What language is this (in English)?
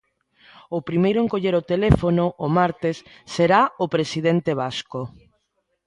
Galician